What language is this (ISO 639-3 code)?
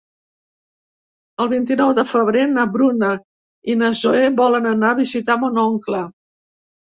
cat